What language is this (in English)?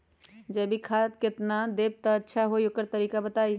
Magahi